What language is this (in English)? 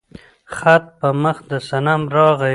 Pashto